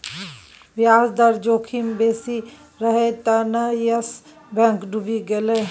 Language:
Maithili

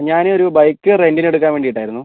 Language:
Malayalam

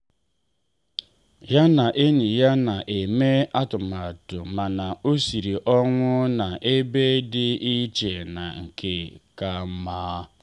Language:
Igbo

